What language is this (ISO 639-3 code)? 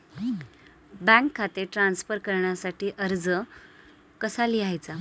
mar